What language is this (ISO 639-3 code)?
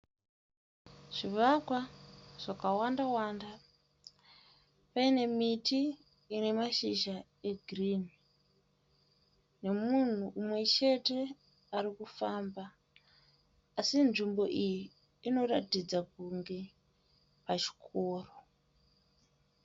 sna